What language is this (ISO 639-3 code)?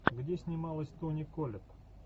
rus